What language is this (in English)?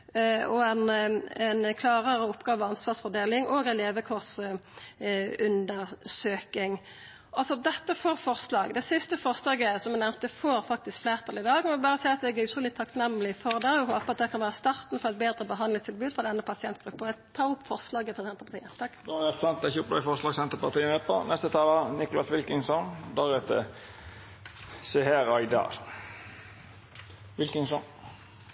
Norwegian